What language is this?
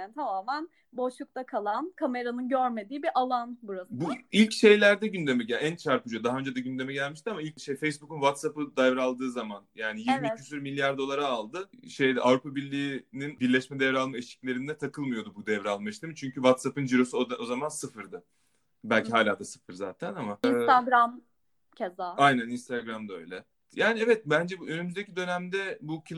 Turkish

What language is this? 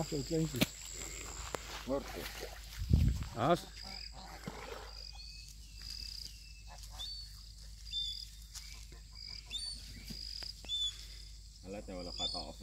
Dutch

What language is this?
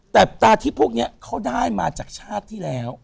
Thai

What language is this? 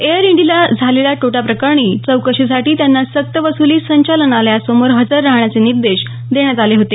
Marathi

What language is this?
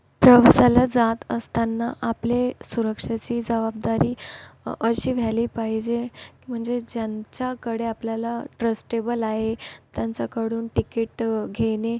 Marathi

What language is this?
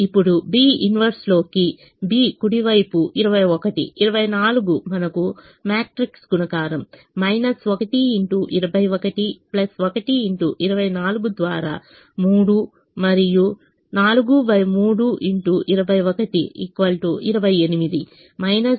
Telugu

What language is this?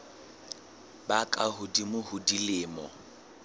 Southern Sotho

